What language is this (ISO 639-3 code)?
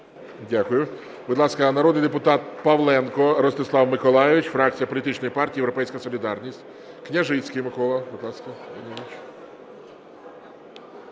ukr